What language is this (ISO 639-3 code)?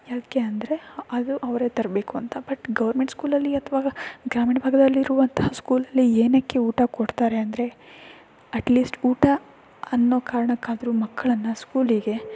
kan